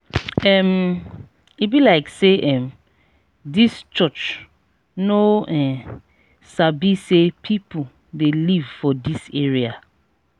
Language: Nigerian Pidgin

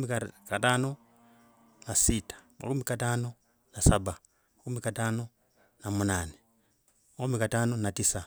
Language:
Logooli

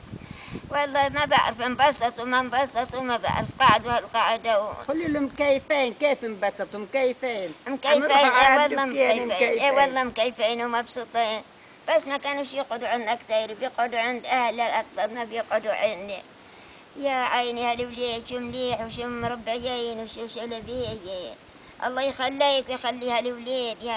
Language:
Arabic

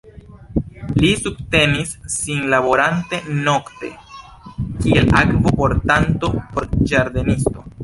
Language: Esperanto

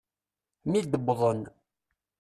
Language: Kabyle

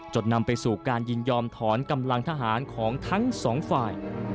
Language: Thai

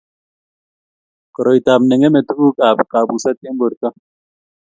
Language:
Kalenjin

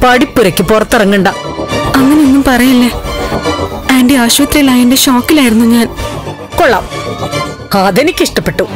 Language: Malayalam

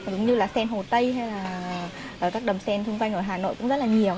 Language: Vietnamese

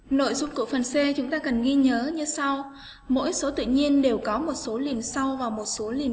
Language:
Vietnamese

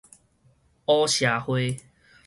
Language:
Min Nan Chinese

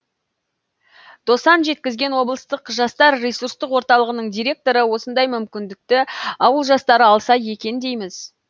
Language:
Kazakh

